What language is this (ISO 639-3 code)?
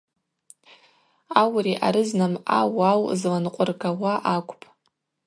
abq